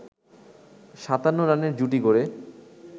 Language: Bangla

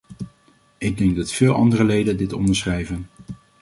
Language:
Dutch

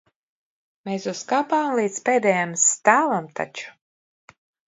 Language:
Latvian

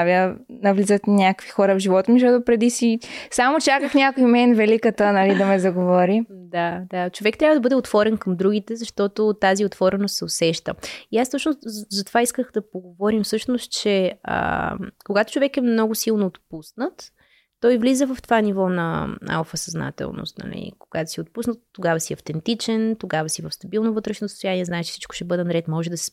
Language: Bulgarian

